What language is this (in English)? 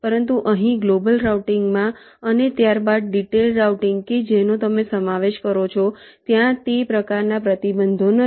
Gujarati